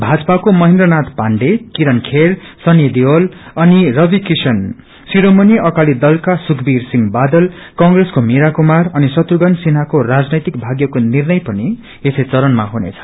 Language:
Nepali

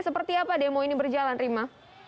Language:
Indonesian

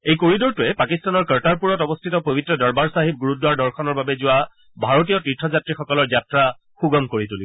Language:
Assamese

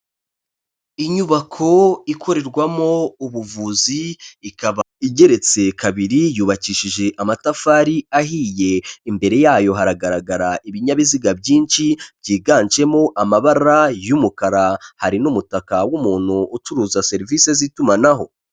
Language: Kinyarwanda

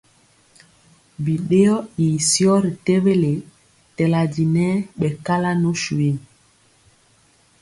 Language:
Mpiemo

